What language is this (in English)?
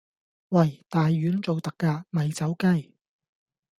Cantonese